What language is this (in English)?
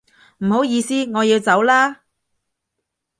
Cantonese